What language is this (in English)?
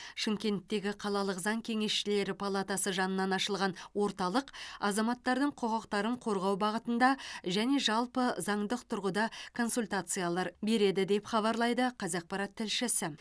Kazakh